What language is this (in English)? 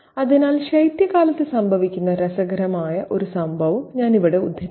Malayalam